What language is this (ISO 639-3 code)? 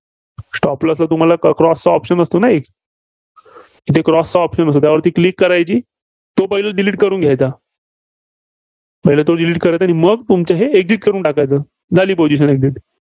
mar